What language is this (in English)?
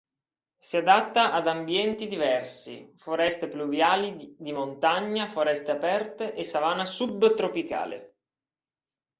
Italian